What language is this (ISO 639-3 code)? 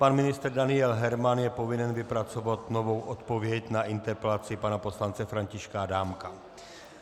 ces